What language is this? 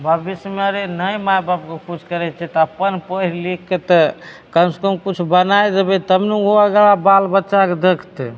Maithili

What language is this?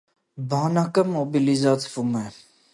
Armenian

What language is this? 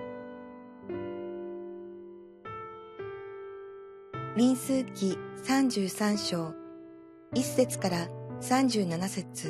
Japanese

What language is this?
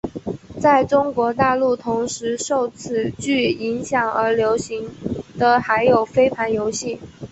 Chinese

